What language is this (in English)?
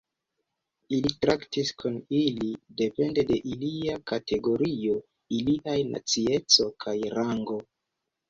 Esperanto